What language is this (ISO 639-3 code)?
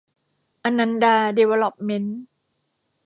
tha